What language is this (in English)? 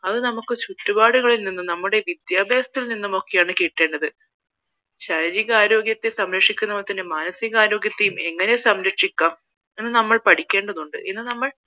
Malayalam